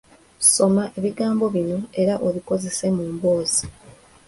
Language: Ganda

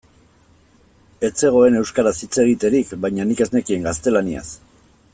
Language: Basque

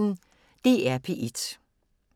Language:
Danish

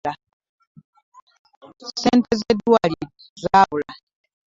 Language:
Ganda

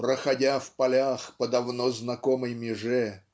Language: Russian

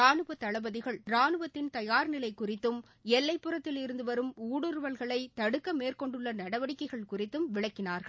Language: Tamil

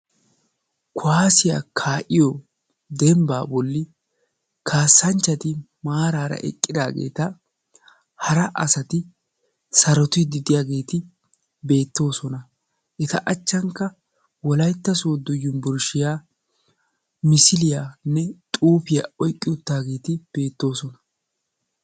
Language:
Wolaytta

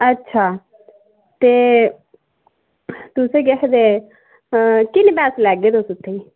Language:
Dogri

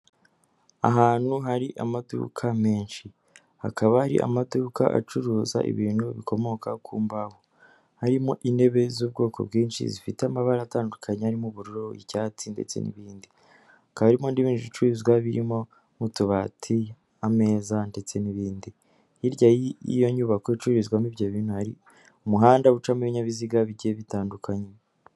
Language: Kinyarwanda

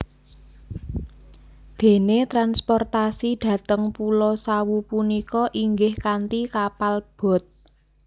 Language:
Javanese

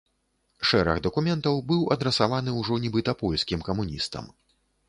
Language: Belarusian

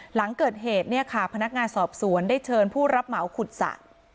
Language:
Thai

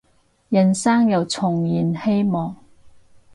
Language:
Cantonese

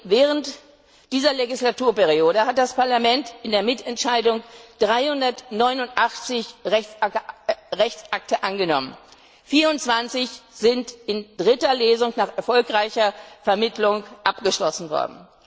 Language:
German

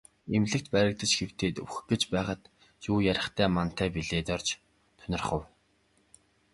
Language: Mongolian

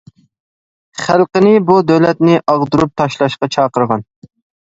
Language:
Uyghur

